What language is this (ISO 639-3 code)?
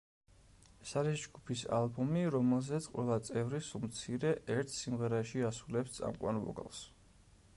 kat